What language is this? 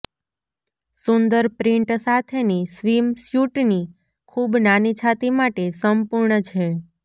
Gujarati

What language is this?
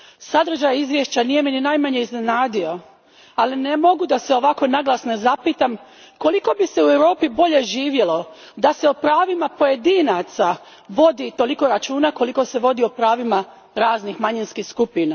Croatian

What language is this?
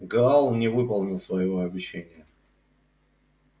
Russian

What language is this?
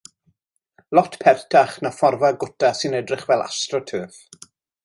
Welsh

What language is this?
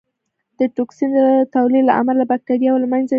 Pashto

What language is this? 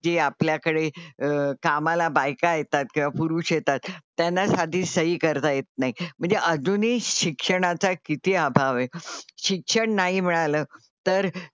Marathi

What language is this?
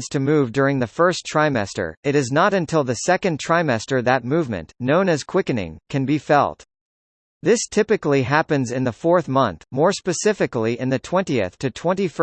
English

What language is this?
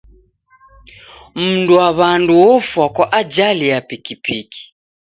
Taita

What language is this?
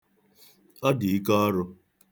Igbo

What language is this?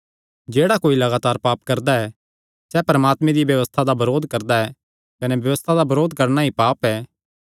Kangri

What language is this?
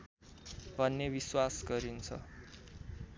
Nepali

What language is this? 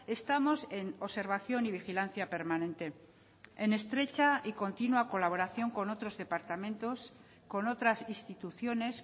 Spanish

